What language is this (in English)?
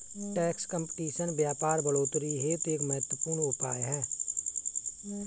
Hindi